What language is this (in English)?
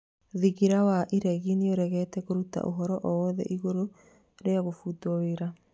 Kikuyu